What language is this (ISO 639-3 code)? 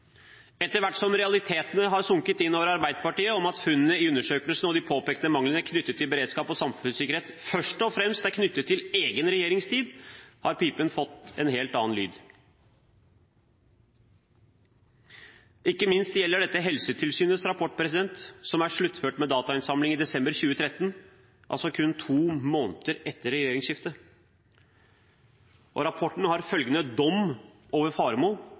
nob